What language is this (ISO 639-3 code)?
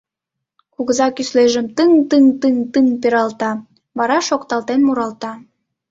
chm